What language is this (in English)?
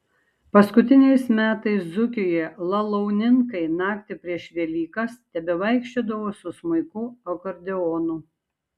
Lithuanian